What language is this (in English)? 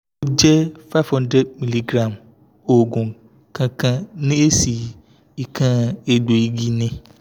Yoruba